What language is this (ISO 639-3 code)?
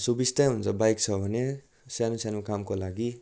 nep